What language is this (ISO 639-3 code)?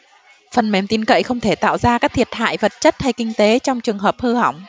vie